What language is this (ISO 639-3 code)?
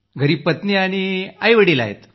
mar